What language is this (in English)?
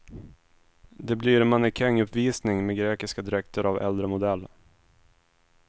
Swedish